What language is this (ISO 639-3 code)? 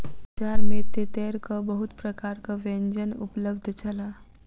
mai